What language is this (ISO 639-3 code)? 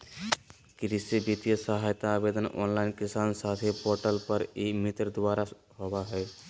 mag